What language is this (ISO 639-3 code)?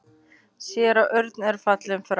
isl